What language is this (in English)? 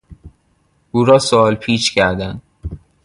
Persian